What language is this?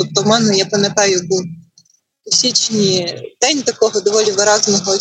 Ukrainian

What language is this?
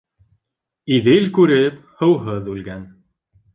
Bashkir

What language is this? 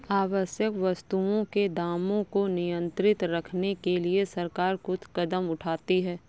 Hindi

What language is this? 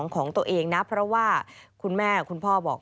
Thai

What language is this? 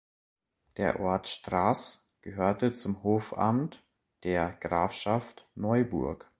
German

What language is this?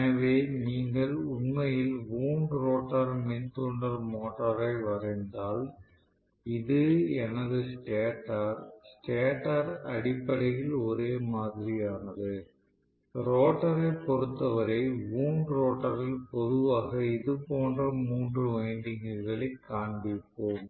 Tamil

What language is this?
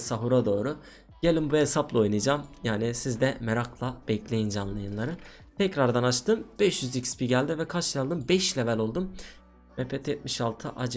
Turkish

